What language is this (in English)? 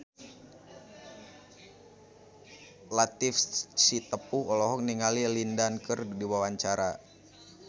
Sundanese